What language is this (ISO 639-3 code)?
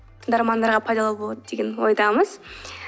kaz